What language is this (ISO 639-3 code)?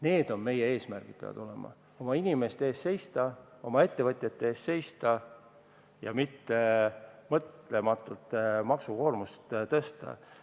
est